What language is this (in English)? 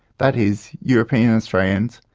English